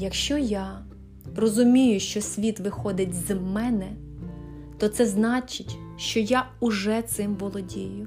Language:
Ukrainian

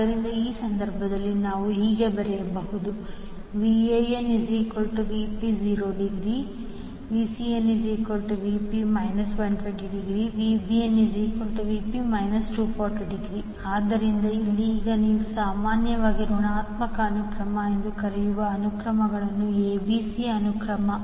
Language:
Kannada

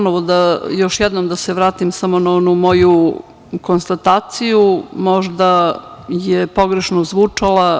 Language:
Serbian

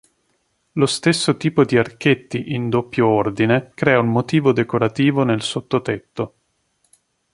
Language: Italian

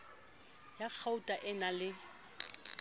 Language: Southern Sotho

